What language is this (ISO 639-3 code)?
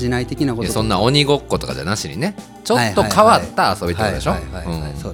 jpn